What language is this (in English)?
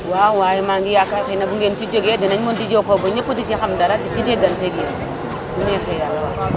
Wolof